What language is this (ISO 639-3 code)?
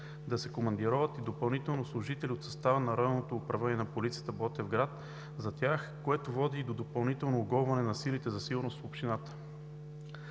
bul